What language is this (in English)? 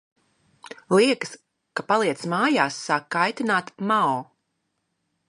Latvian